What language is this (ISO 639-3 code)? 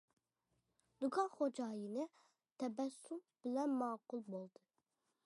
uig